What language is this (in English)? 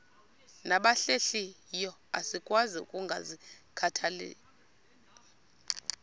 Xhosa